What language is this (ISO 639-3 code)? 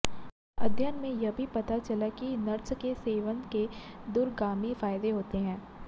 hin